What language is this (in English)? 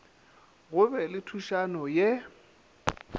Northern Sotho